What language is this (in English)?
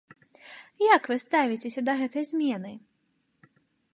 Belarusian